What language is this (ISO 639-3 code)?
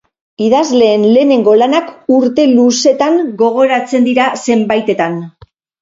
eus